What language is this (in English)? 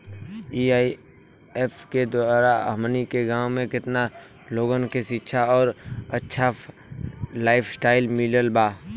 Bhojpuri